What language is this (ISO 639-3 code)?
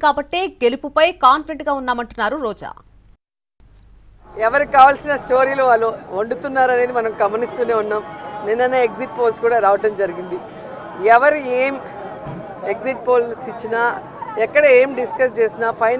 tel